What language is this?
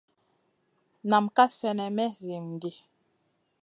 Masana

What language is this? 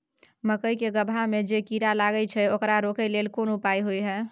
Maithili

